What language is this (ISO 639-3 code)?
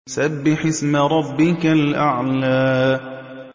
ara